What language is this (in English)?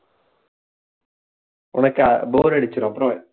Tamil